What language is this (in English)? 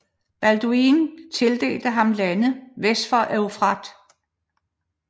Danish